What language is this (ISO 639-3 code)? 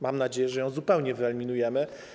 pol